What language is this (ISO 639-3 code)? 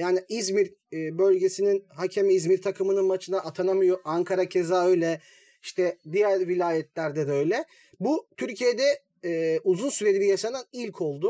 tur